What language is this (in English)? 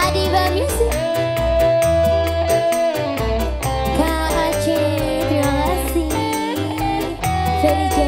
Indonesian